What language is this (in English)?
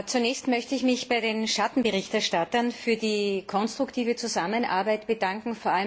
German